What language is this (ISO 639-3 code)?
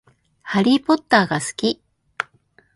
jpn